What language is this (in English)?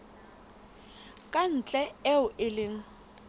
Southern Sotho